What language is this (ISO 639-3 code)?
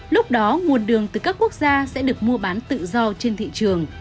vie